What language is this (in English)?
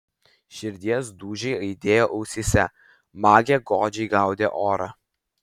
Lithuanian